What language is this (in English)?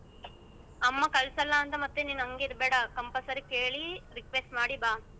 Kannada